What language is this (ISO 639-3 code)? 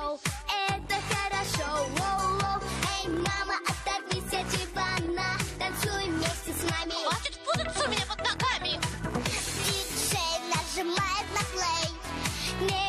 nld